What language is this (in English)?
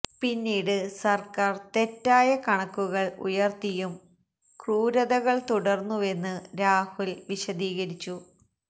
Malayalam